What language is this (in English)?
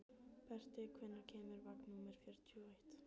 Icelandic